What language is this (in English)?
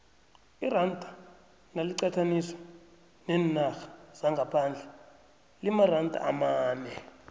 South Ndebele